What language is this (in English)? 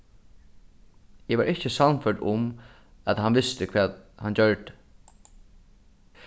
Faroese